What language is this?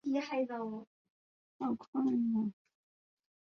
Chinese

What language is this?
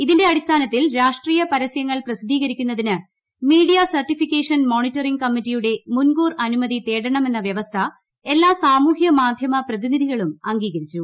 Malayalam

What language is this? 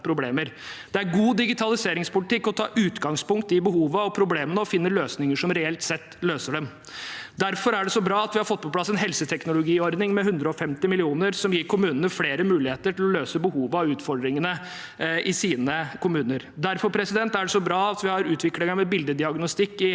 Norwegian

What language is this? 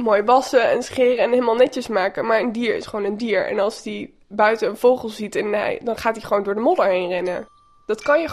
Dutch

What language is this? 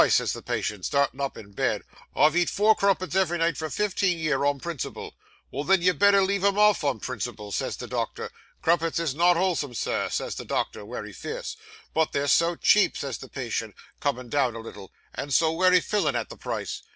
English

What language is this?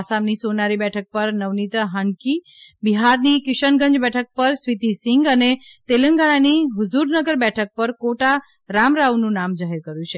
Gujarati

